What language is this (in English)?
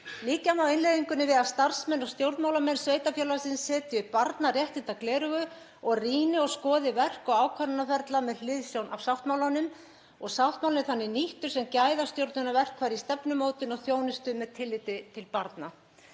Icelandic